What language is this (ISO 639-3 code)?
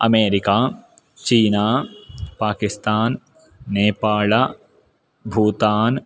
san